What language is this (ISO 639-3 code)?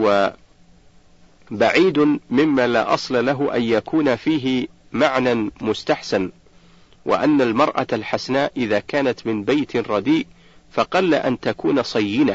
ara